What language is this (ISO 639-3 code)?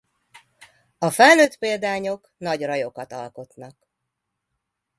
hun